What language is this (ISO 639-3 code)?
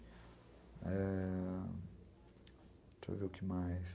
por